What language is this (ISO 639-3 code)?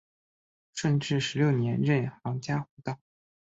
zho